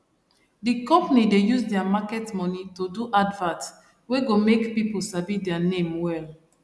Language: Nigerian Pidgin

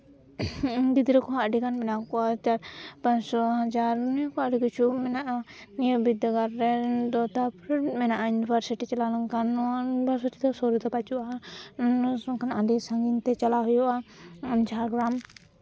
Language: Santali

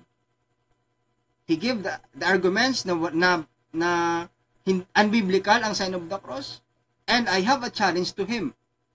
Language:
Filipino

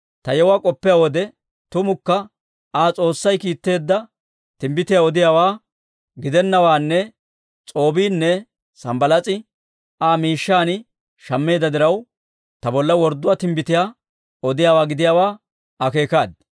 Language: Dawro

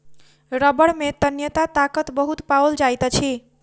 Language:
Maithili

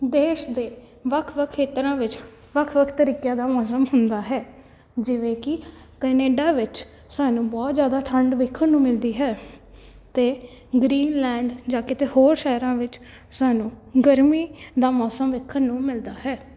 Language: Punjabi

